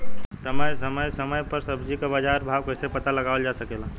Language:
Bhojpuri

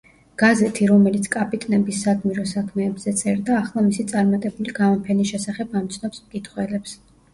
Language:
Georgian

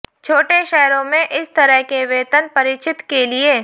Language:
Hindi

